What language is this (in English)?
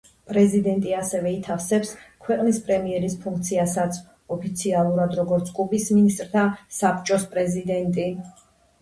Georgian